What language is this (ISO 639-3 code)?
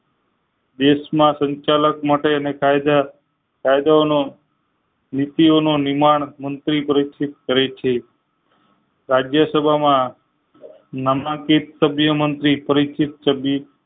guj